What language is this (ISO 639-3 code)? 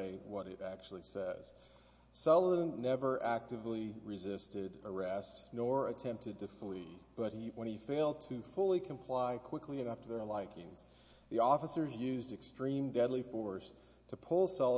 eng